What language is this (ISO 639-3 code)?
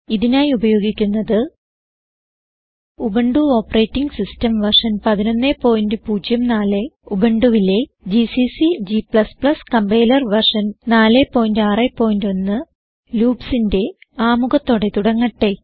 mal